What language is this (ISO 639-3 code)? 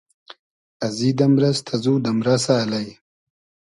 haz